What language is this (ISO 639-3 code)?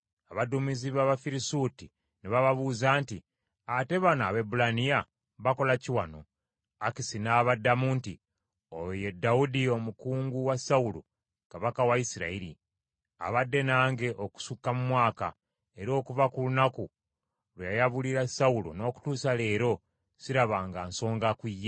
lug